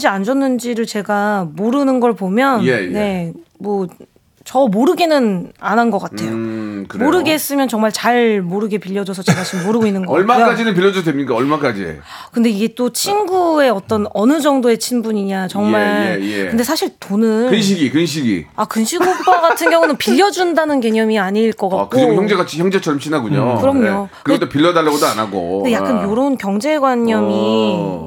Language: Korean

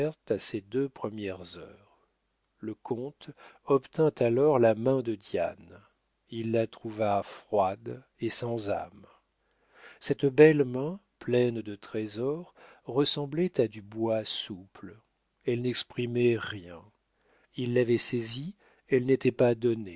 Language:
French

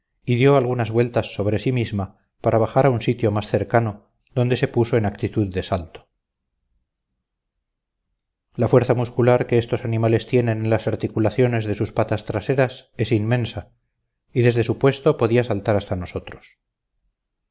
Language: Spanish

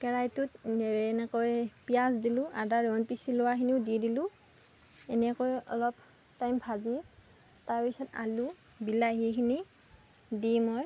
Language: Assamese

